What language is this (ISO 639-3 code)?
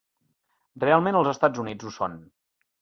cat